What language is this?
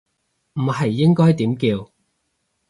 Cantonese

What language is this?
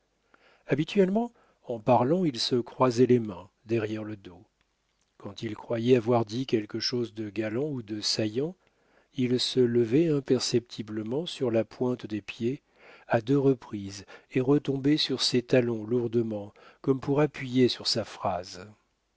French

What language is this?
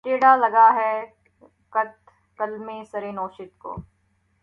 Urdu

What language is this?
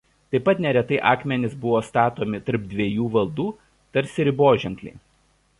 Lithuanian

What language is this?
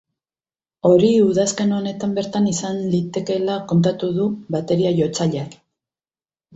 Basque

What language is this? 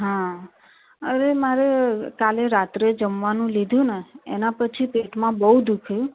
Gujarati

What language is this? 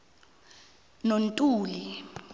South Ndebele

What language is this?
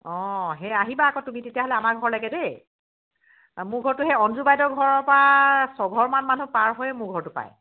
Assamese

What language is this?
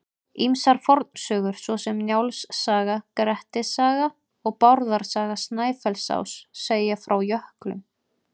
Icelandic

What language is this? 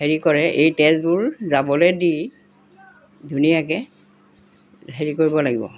Assamese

